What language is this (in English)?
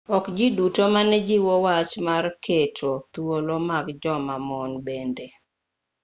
Luo (Kenya and Tanzania)